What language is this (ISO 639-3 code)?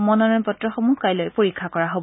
asm